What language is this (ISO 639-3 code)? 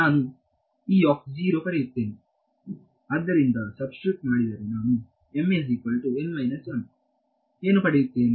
kan